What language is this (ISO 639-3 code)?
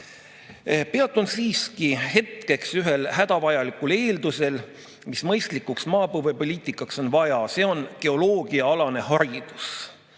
est